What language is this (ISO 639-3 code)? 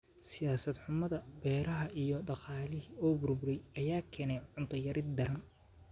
som